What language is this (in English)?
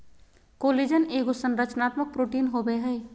Magahi